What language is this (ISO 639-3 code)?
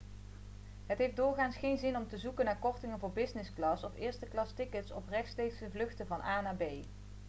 nld